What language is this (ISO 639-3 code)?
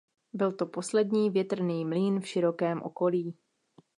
ces